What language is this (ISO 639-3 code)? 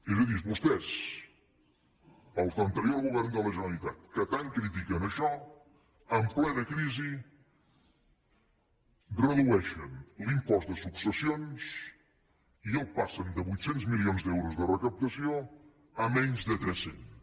cat